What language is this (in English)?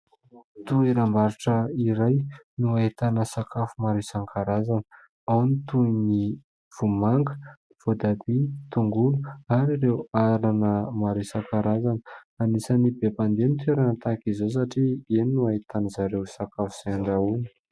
Malagasy